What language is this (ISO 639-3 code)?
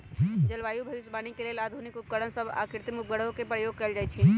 mag